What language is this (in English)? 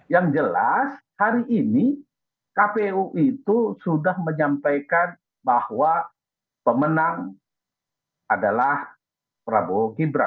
Indonesian